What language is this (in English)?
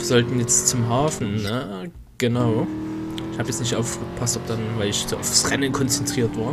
German